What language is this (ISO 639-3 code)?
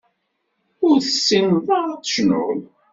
kab